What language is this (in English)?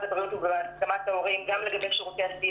Hebrew